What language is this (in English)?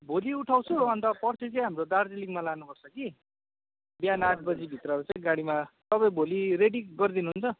Nepali